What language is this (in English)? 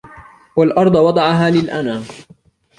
Arabic